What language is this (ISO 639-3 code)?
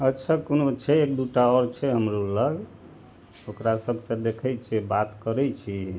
mai